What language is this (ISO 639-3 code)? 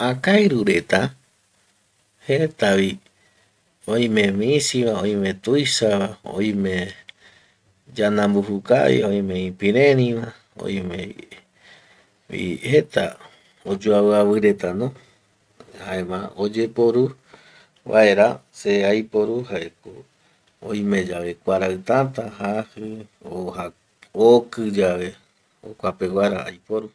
gui